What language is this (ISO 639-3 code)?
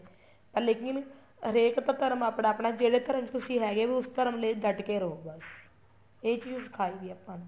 pan